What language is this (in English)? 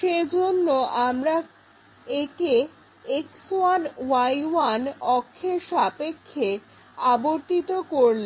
Bangla